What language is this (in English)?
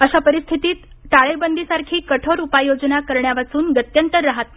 Marathi